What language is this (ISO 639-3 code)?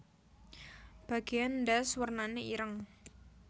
jav